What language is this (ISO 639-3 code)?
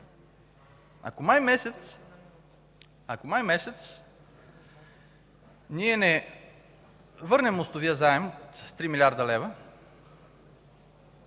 bul